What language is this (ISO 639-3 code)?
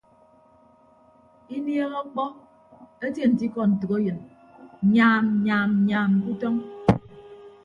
ibb